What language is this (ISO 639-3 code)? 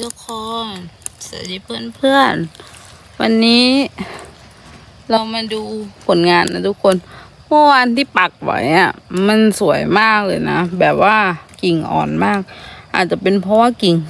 tha